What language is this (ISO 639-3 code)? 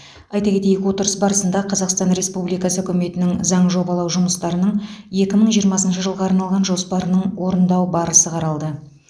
kaz